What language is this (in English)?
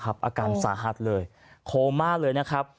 Thai